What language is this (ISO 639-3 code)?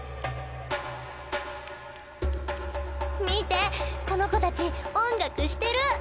jpn